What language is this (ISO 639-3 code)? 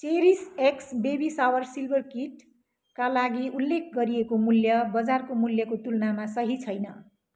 nep